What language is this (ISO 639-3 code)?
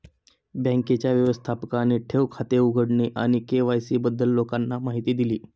mar